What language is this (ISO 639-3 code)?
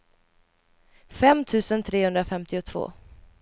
swe